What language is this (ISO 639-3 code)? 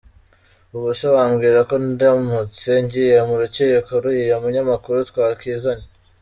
kin